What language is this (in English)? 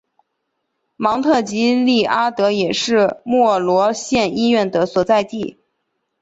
Chinese